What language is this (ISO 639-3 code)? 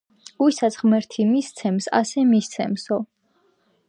kat